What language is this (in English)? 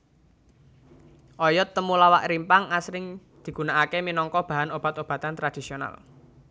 Javanese